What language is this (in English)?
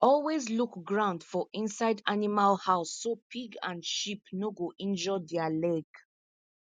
Nigerian Pidgin